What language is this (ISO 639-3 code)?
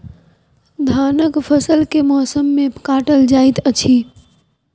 mai